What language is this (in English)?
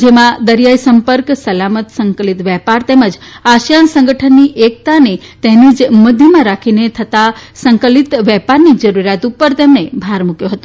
Gujarati